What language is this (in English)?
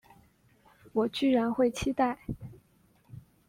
Chinese